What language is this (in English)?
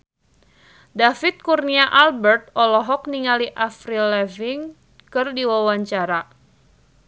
Sundanese